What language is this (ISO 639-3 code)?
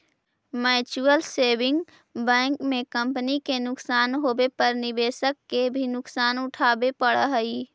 mag